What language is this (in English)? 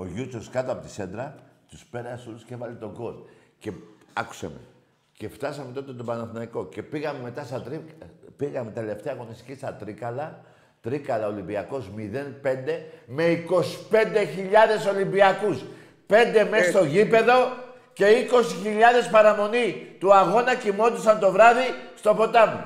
Greek